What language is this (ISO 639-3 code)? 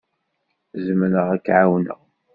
kab